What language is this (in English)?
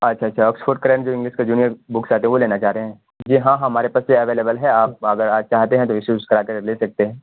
Urdu